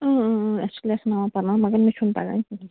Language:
Kashmiri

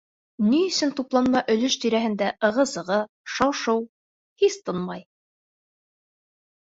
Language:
Bashkir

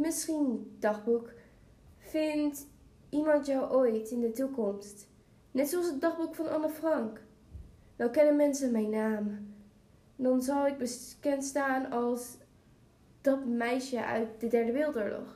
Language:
Dutch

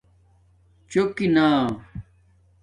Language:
Domaaki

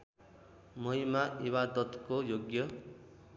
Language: Nepali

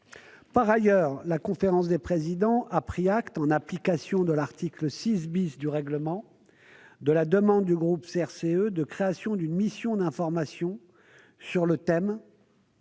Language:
French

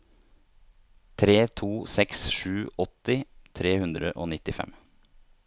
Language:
Norwegian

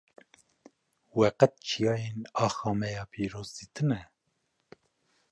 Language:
Kurdish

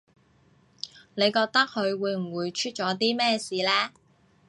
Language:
Cantonese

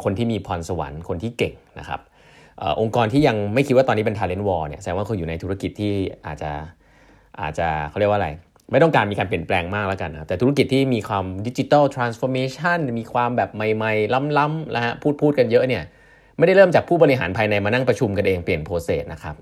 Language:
Thai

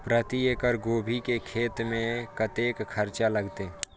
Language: Maithili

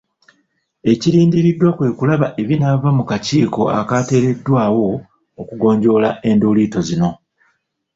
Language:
Ganda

